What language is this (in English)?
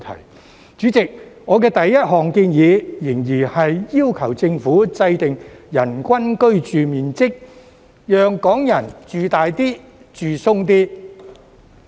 Cantonese